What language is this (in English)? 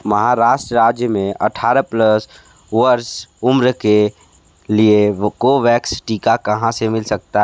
Hindi